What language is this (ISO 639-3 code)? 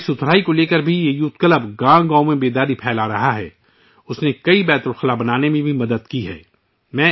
urd